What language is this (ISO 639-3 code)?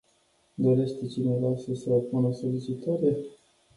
ron